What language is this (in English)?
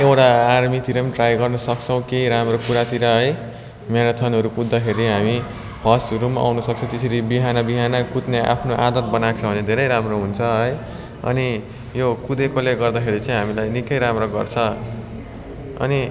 Nepali